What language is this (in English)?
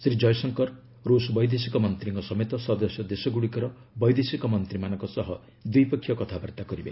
Odia